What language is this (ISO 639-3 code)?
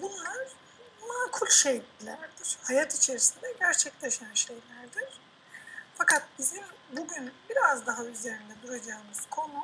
tur